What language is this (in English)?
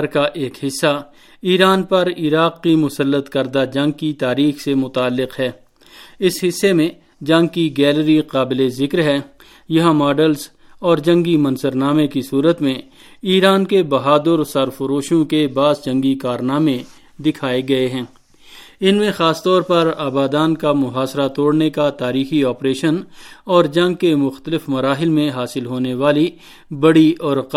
Urdu